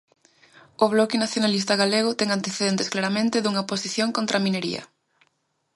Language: Galician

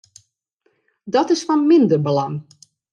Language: Western Frisian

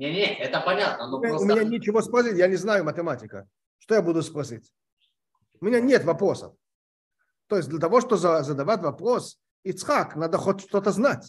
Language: Russian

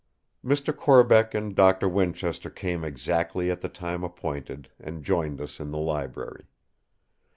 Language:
English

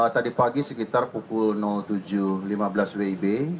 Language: Indonesian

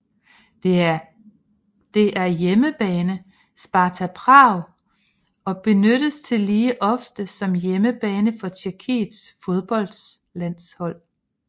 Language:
Danish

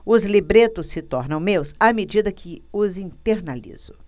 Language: Portuguese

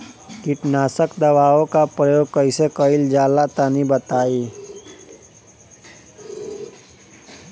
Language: Bhojpuri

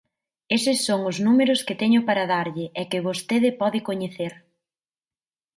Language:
Galician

